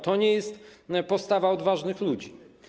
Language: Polish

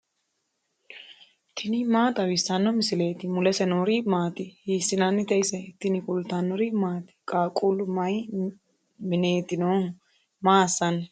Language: Sidamo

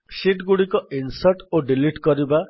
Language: Odia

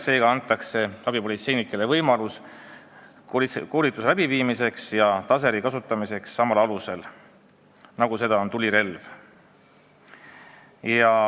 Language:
Estonian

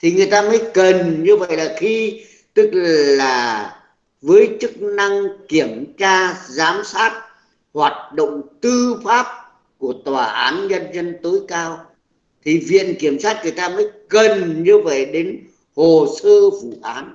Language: Vietnamese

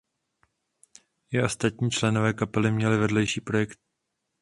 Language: Czech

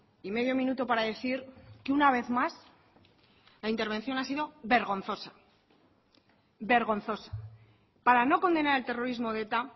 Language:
Spanish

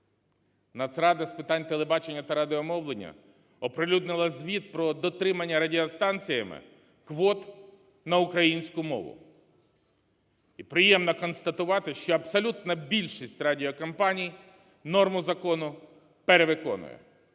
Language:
Ukrainian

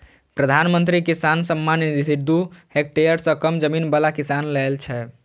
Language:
Maithili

